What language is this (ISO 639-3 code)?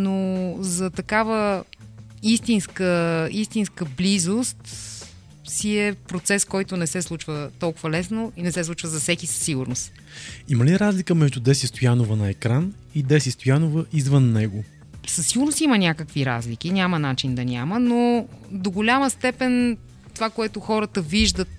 bul